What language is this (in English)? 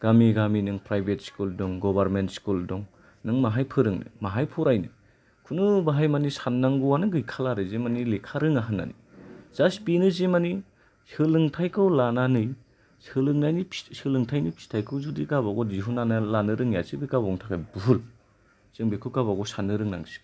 Bodo